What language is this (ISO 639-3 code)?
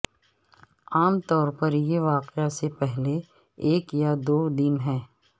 urd